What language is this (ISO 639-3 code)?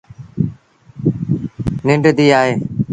sbn